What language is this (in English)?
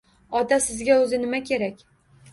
Uzbek